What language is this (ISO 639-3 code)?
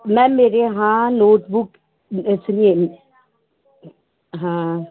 hin